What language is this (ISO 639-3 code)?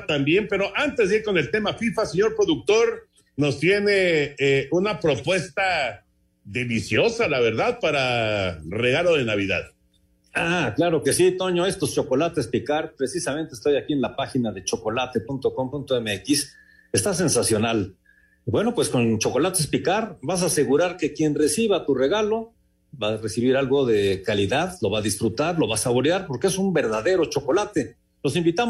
spa